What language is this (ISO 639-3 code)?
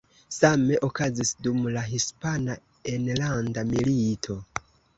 epo